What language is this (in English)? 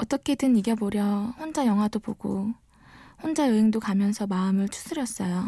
Korean